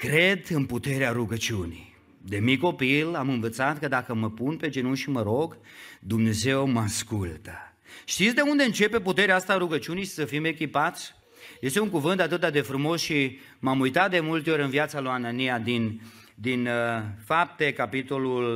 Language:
Romanian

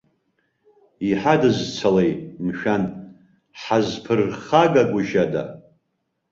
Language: Abkhazian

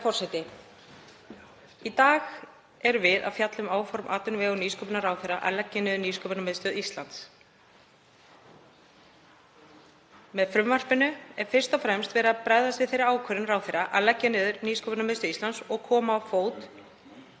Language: Icelandic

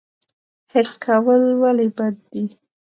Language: Pashto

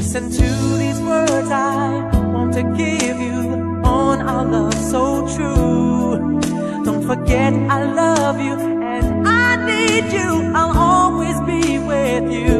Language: English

